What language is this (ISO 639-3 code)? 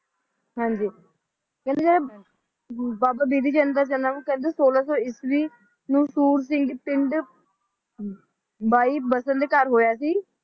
pan